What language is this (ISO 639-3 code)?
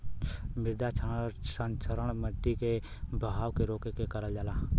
bho